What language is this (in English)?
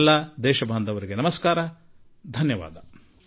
Kannada